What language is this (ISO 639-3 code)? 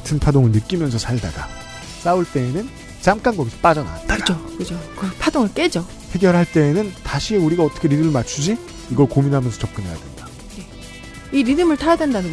kor